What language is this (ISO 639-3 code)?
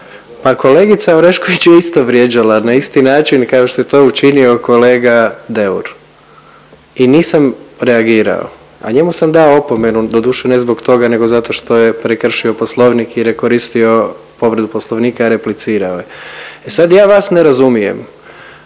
hrv